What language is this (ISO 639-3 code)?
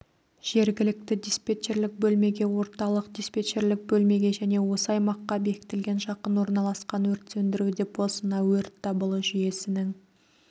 kaz